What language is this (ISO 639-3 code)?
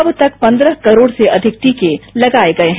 hin